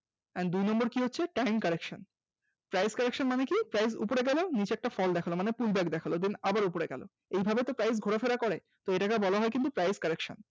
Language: Bangla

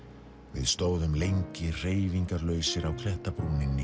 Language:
Icelandic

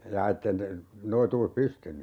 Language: Finnish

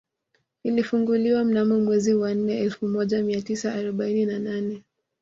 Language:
Swahili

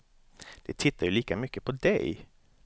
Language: Swedish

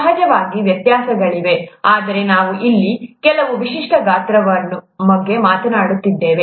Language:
Kannada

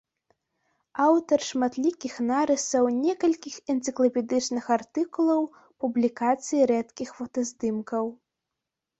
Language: Belarusian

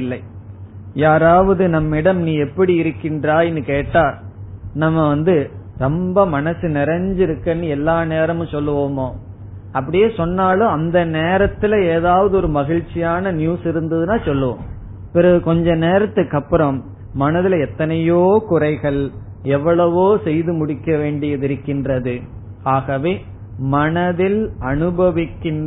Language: Tamil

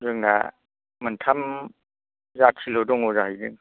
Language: Bodo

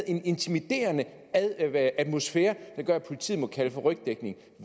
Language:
Danish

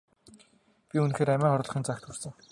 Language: Mongolian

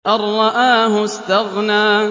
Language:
Arabic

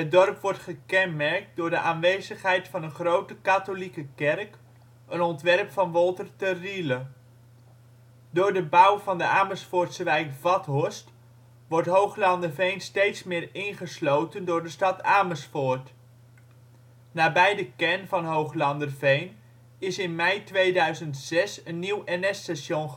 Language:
Dutch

